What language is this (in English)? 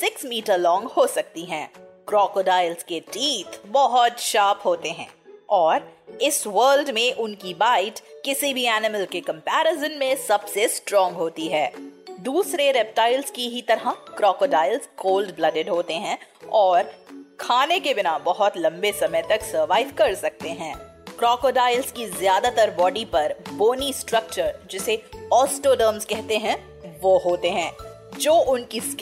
Hindi